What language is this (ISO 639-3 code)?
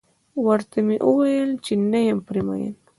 pus